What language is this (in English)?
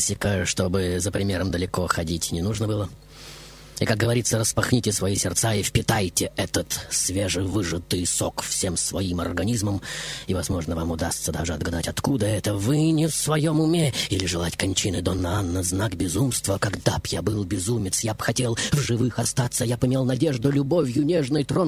Russian